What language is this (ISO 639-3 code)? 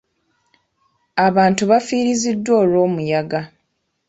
lug